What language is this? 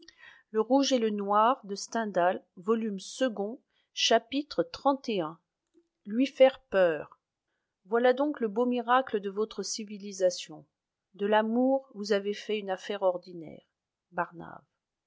French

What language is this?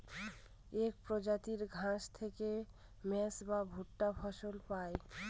Bangla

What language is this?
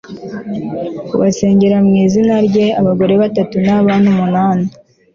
Kinyarwanda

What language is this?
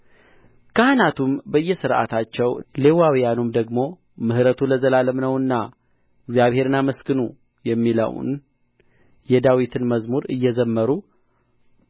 Amharic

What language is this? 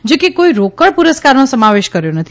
Gujarati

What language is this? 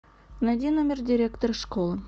Russian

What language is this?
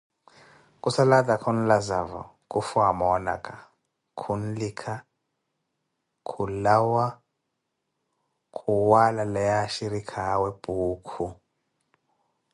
Koti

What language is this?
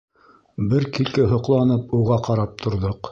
Bashkir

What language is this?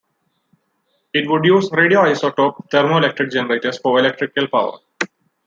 English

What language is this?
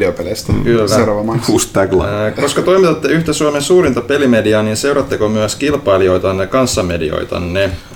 Finnish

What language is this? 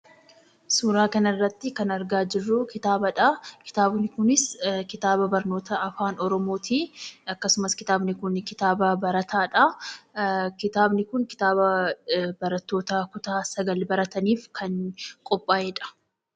Oromo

